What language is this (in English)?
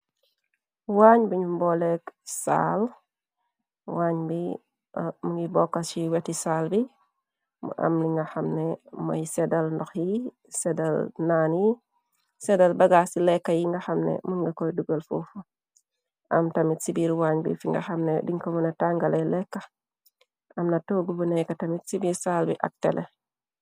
Wolof